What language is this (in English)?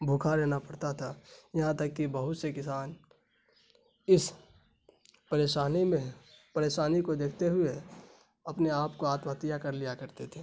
Urdu